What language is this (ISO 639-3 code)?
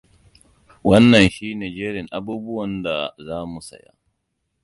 hau